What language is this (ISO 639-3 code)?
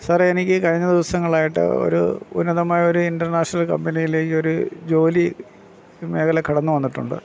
mal